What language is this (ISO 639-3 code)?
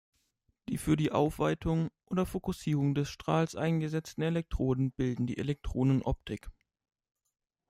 deu